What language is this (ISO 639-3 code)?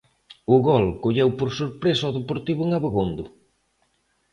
glg